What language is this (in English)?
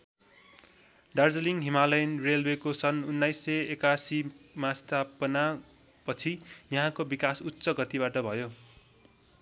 Nepali